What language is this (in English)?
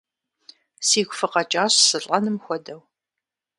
Kabardian